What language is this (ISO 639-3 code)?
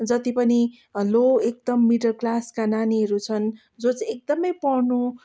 nep